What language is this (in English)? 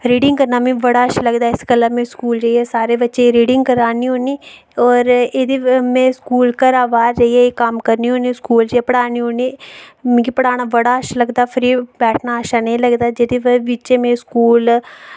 Dogri